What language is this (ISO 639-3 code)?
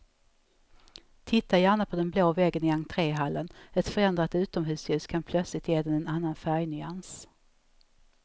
swe